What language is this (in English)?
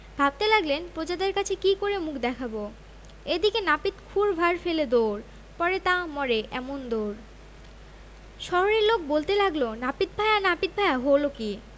Bangla